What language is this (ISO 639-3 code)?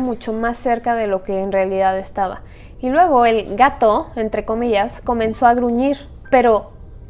spa